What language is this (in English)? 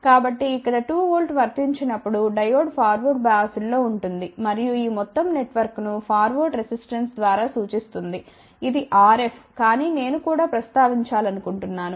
Telugu